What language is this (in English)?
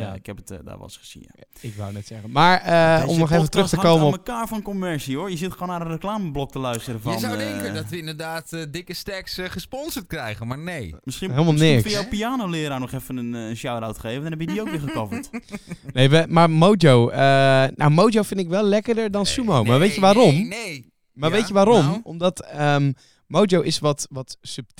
Dutch